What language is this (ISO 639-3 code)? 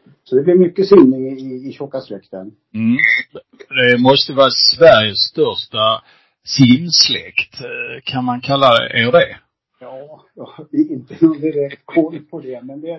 swe